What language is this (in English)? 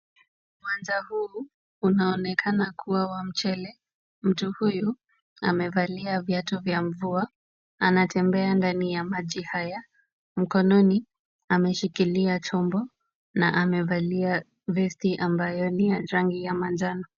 Swahili